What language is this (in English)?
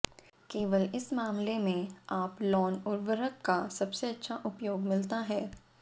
Hindi